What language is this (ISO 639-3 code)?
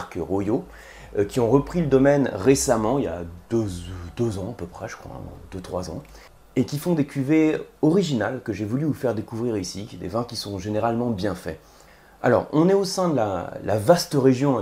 fra